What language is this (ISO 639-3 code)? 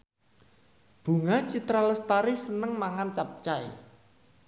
jav